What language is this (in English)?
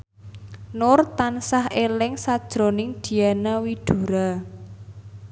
Javanese